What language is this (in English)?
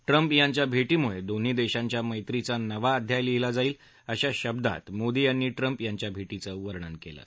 Marathi